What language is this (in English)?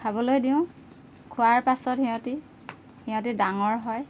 Assamese